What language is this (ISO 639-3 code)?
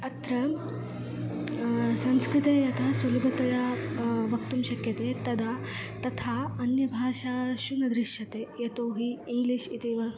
san